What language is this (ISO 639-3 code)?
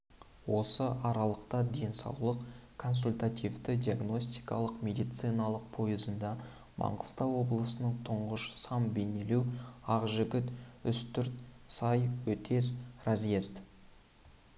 kaz